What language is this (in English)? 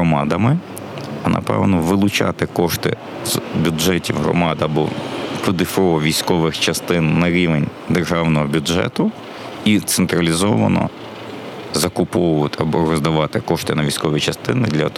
Ukrainian